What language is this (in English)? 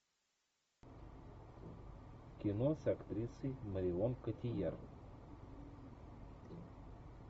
Russian